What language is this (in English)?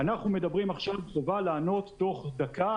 Hebrew